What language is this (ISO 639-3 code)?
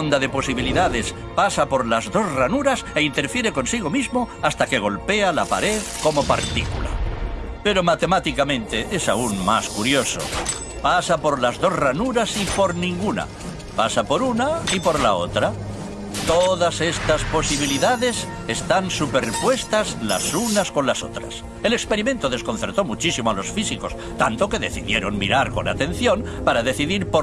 spa